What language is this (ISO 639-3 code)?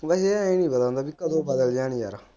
pan